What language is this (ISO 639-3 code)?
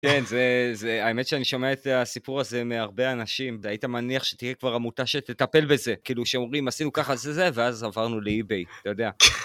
heb